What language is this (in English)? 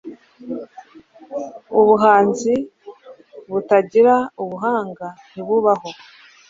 Kinyarwanda